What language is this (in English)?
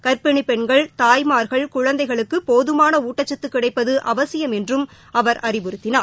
Tamil